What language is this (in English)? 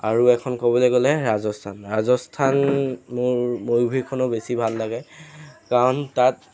Assamese